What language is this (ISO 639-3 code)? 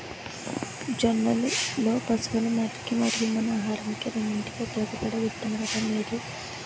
tel